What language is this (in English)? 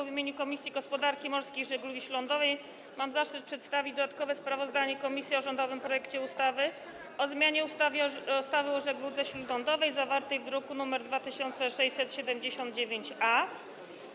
Polish